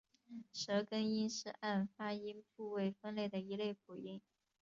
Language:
Chinese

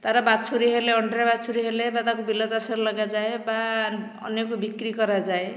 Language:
Odia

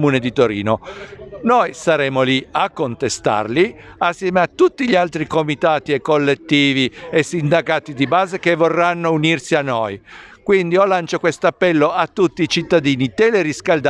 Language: Italian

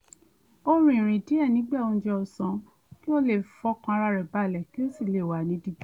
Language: Yoruba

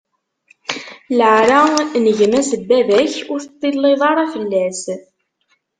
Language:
Kabyle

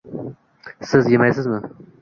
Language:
Uzbek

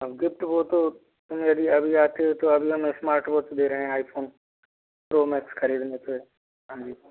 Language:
Hindi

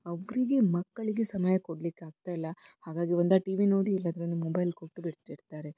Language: Kannada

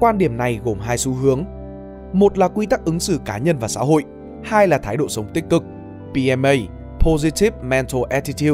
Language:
Vietnamese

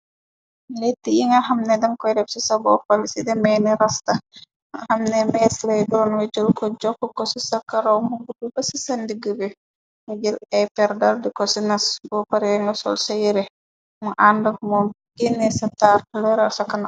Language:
Wolof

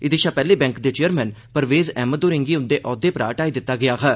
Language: Dogri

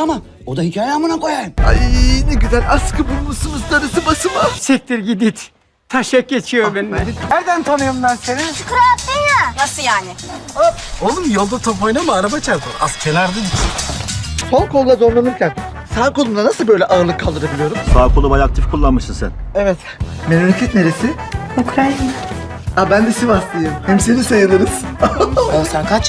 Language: Turkish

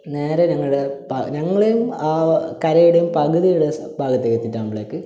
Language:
Malayalam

